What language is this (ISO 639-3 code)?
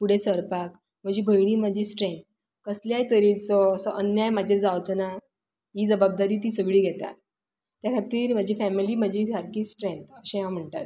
kok